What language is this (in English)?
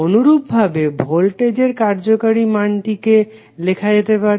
Bangla